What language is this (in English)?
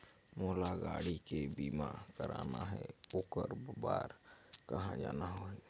Chhattisgarhi